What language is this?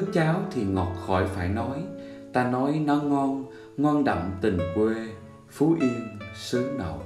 Vietnamese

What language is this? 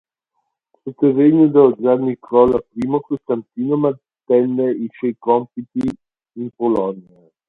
Italian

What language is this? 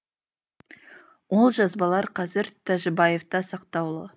Kazakh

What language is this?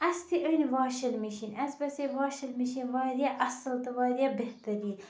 Kashmiri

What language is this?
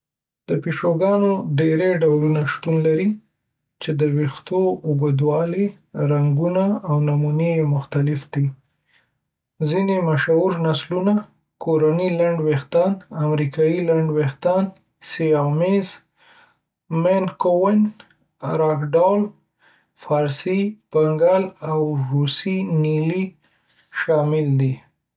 Pashto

